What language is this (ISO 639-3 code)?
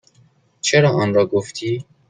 fas